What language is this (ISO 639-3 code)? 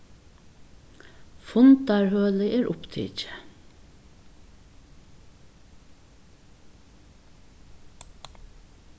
fao